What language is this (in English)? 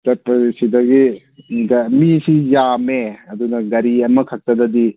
Manipuri